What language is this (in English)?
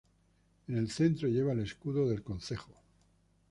Spanish